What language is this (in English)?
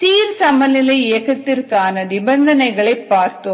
Tamil